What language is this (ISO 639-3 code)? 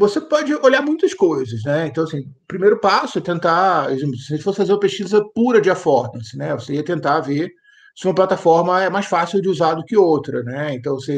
por